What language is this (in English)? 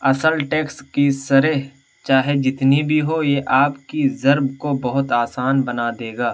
Urdu